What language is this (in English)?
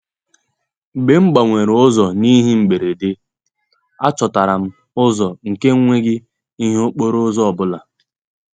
Igbo